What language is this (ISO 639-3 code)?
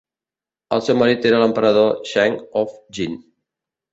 cat